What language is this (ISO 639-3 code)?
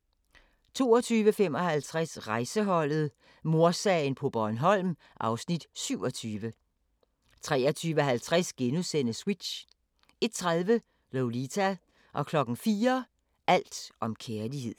dan